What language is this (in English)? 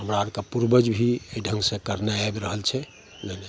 Maithili